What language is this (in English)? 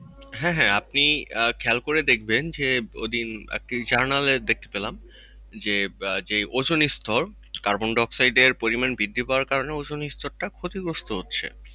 Bangla